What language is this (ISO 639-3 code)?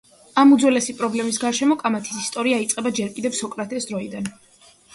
kat